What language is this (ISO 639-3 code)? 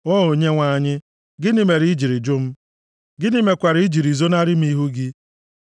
ibo